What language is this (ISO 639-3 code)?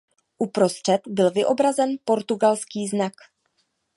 ces